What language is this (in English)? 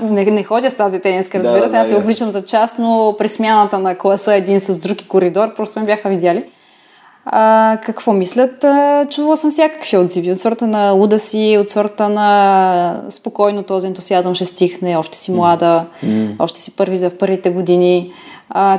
Bulgarian